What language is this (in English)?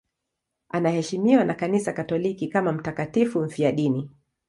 Swahili